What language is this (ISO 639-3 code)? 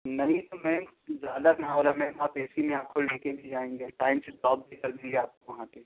urd